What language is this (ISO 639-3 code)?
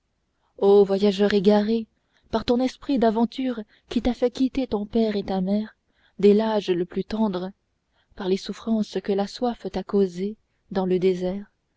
fra